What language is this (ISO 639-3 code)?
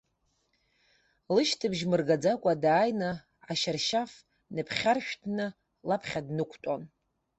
abk